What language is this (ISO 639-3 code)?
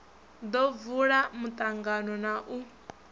ven